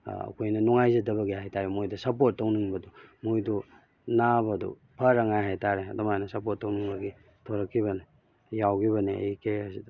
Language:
Manipuri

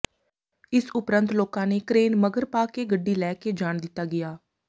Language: Punjabi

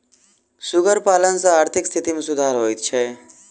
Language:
Maithili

